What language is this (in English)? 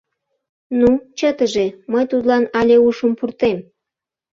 Mari